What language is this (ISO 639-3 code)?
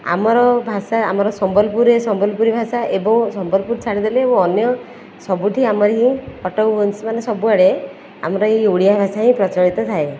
ori